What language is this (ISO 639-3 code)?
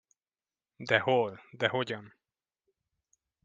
hun